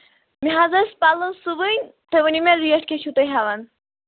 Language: Kashmiri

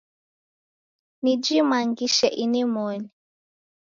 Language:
Taita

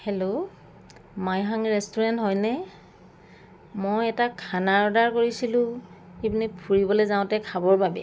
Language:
Assamese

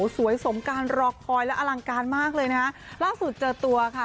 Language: Thai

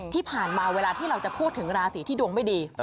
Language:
Thai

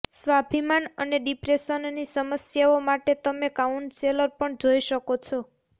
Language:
Gujarati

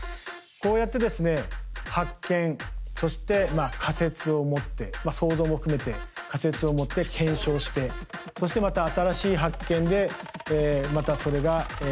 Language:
Japanese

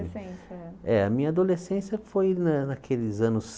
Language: Portuguese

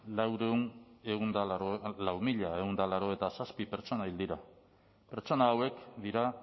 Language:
Basque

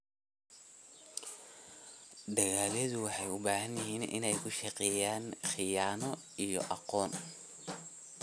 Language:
Somali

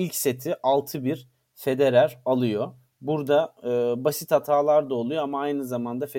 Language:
Turkish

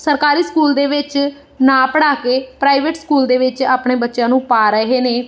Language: Punjabi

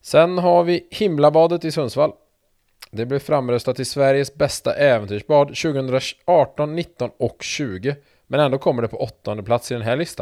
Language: Swedish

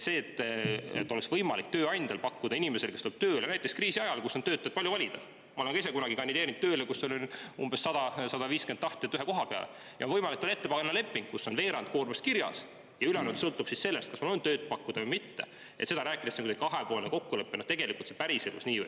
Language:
Estonian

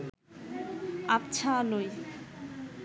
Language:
Bangla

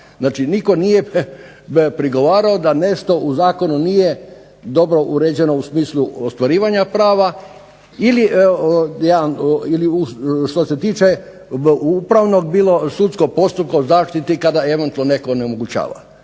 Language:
Croatian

